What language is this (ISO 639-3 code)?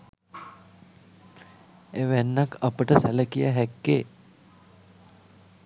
sin